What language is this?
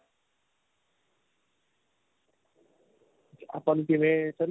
Punjabi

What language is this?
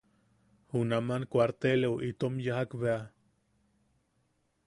Yaqui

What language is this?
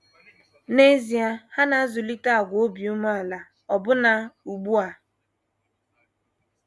Igbo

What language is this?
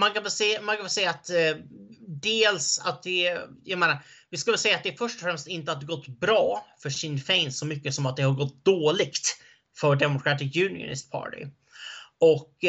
Swedish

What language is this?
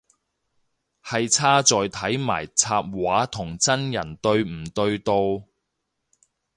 Cantonese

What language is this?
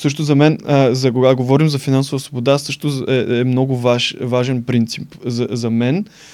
Bulgarian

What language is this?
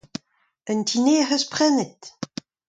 Breton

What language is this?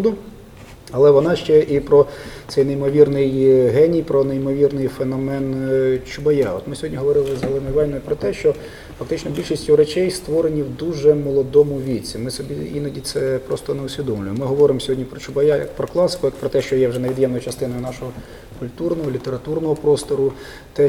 Ukrainian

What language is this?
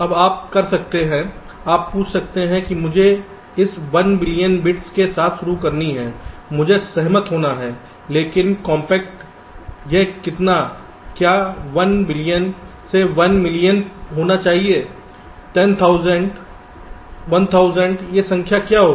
Hindi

